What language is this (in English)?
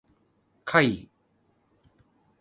Japanese